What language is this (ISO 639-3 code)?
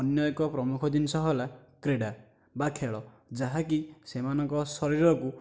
ori